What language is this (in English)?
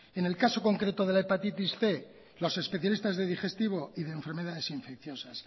Spanish